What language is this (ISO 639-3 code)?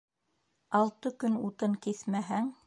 bak